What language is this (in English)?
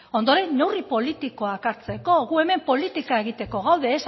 Basque